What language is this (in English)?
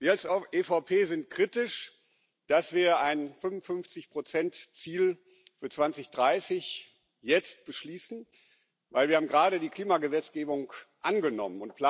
German